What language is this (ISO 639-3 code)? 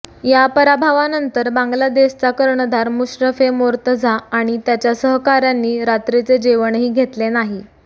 mar